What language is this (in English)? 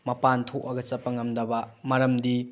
Manipuri